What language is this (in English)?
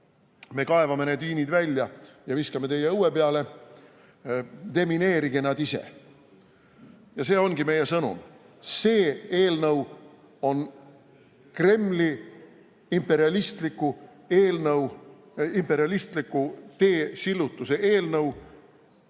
Estonian